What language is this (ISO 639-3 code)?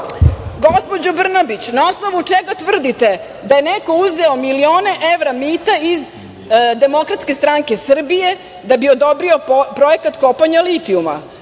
srp